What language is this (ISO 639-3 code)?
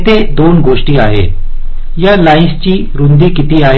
mar